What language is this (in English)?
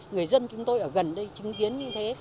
Vietnamese